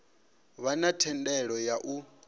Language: Venda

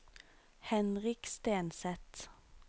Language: Norwegian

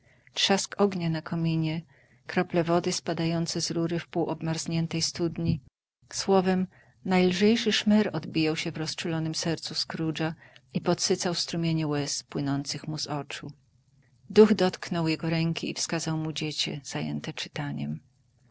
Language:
Polish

